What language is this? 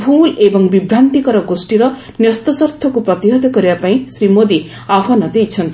Odia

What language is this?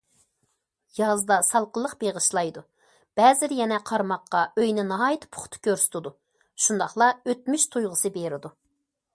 Uyghur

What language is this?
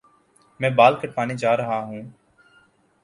Urdu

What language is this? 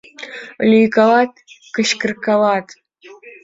Mari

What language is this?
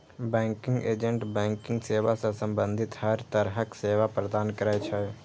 Maithili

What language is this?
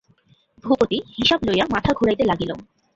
Bangla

